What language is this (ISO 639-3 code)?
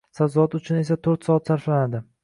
uzb